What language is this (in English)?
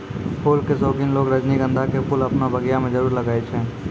Maithili